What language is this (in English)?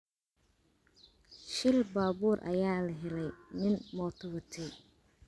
Somali